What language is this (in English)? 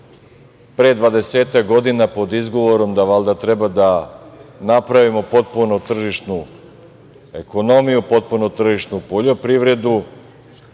Serbian